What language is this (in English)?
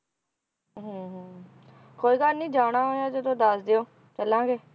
Punjabi